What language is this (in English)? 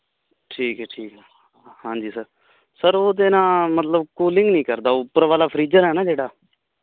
Punjabi